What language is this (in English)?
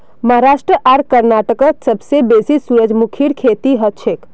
Magahi